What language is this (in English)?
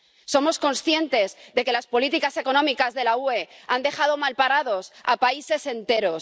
Spanish